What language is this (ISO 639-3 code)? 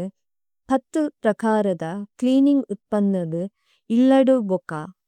tcy